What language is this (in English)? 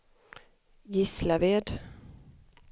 Swedish